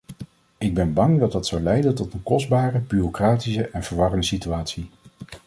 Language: Dutch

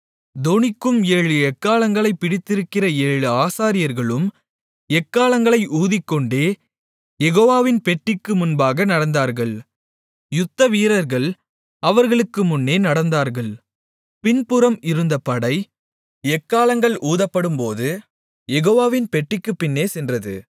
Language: Tamil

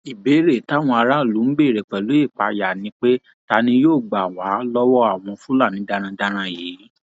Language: Yoruba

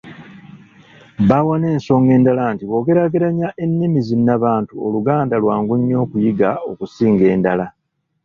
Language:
Ganda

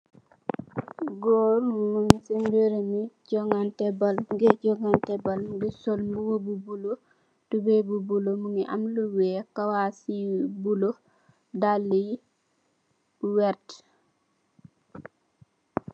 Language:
Wolof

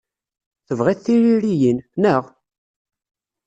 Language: Kabyle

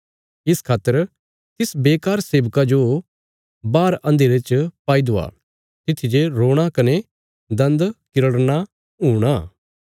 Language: Bilaspuri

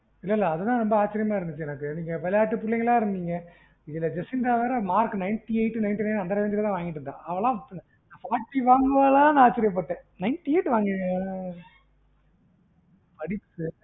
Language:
Tamil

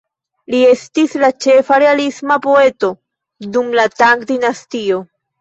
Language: Esperanto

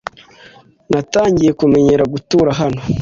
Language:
Kinyarwanda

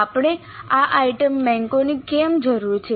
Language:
Gujarati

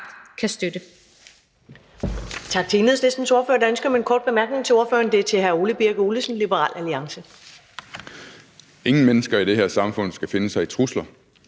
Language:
Danish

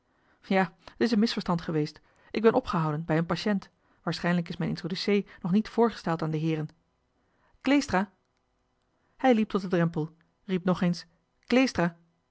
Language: Dutch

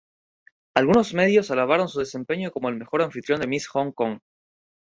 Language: Spanish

